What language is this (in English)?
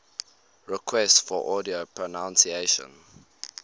English